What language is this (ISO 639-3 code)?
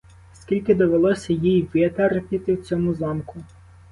ukr